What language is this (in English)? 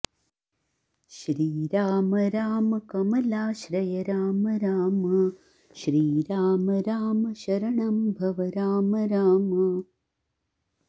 Sanskrit